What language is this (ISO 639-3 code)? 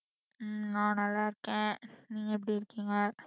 tam